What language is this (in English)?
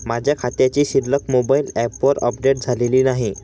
Marathi